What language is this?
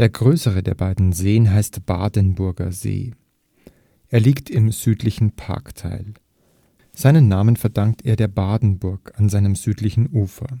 German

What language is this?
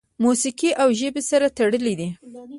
Pashto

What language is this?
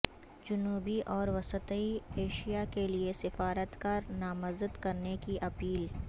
Urdu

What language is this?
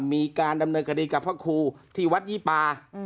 Thai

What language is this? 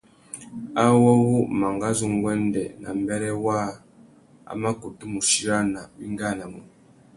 Tuki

